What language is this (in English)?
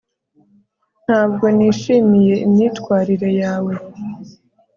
Kinyarwanda